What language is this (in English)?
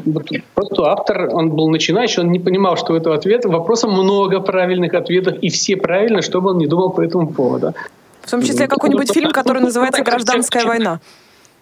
Russian